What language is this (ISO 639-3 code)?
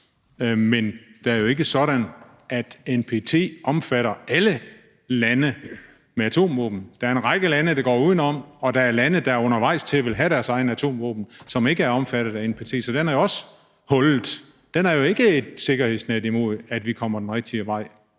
dan